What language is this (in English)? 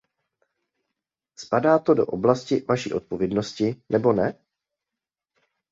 Czech